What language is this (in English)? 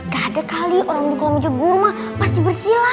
Indonesian